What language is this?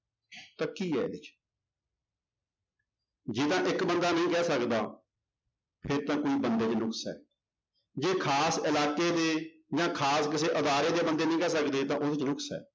Punjabi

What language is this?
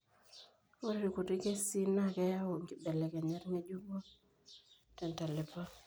Masai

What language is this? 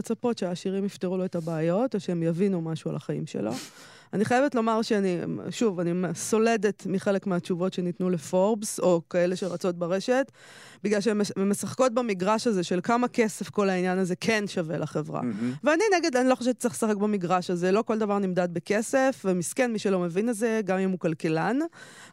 Hebrew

